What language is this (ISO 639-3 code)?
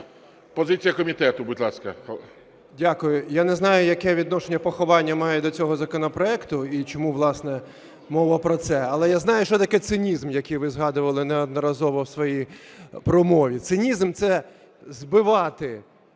ukr